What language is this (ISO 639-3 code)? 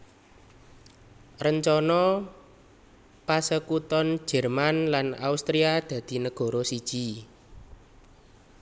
jav